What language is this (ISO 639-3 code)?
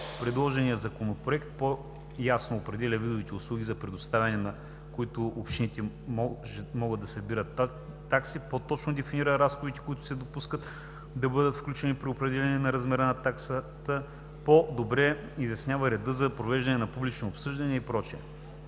bul